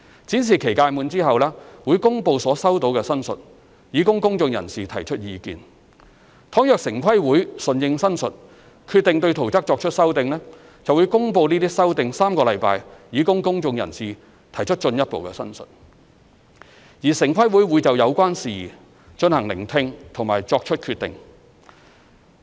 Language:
Cantonese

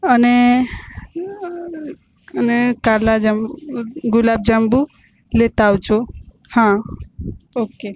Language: Gujarati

